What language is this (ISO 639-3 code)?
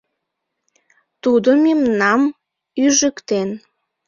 chm